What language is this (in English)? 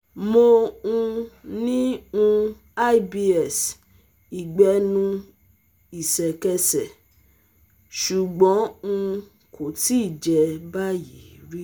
Yoruba